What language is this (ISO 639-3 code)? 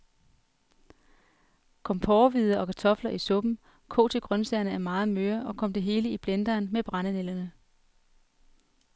dan